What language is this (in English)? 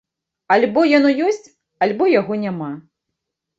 Belarusian